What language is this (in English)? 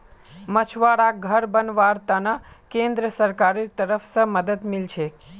Magahi